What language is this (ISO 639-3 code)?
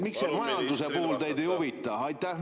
est